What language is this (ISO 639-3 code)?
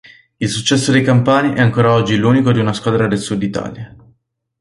ita